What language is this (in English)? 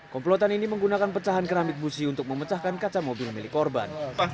Indonesian